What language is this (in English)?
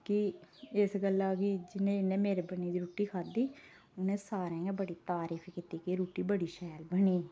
Dogri